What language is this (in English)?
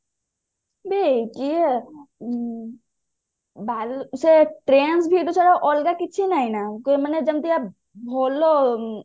Odia